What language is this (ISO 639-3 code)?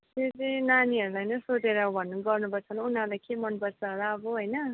nep